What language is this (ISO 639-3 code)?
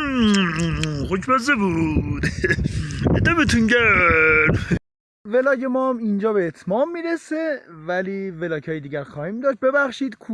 fas